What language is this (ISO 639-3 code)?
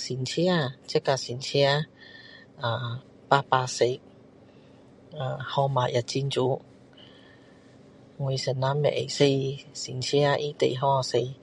cdo